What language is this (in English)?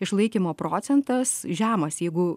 Lithuanian